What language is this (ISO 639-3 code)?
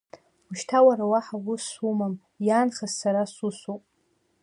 abk